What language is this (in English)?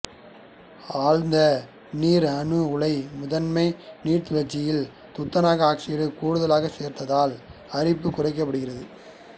Tamil